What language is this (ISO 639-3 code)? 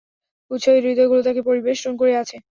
ben